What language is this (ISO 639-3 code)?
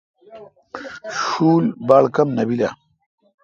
xka